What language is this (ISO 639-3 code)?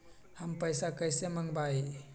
mag